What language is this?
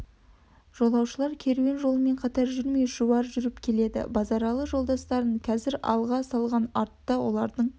Kazakh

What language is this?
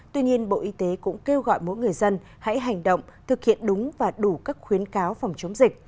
Vietnamese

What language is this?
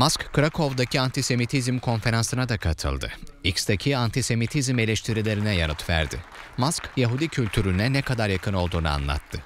Turkish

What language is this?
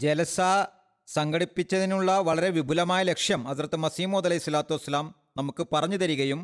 Malayalam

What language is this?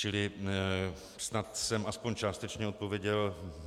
Czech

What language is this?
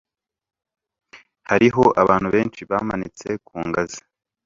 Kinyarwanda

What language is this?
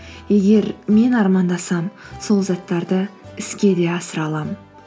Kazakh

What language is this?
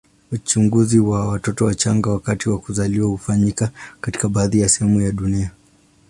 Swahili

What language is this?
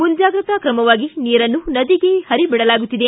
Kannada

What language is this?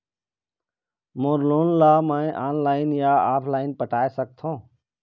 Chhattisgarhi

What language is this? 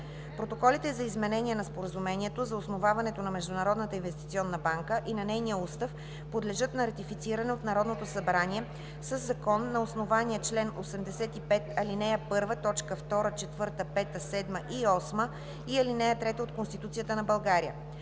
Bulgarian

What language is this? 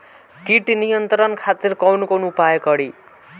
Bhojpuri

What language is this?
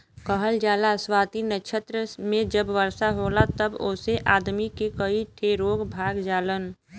Bhojpuri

